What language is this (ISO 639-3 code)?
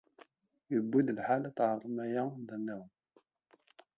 kab